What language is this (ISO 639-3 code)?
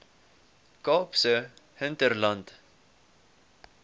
afr